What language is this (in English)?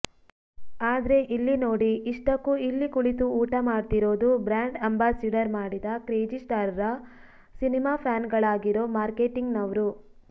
Kannada